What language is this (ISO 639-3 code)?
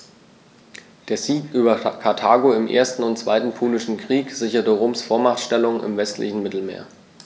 deu